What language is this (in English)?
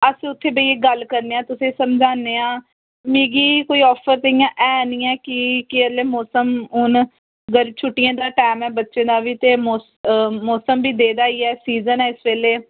Dogri